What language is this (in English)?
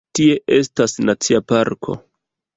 Esperanto